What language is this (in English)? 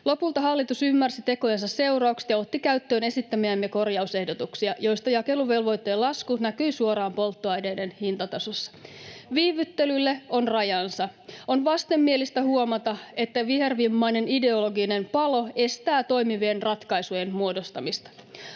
Finnish